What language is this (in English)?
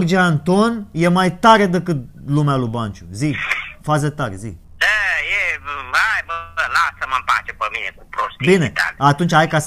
Romanian